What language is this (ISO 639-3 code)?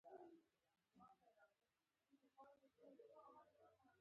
pus